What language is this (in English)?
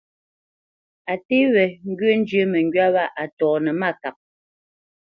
Bamenyam